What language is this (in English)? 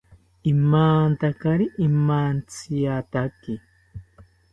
South Ucayali Ashéninka